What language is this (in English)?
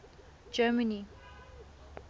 Tswana